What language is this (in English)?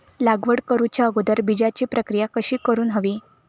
Marathi